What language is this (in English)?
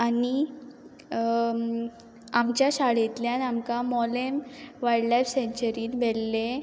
Konkani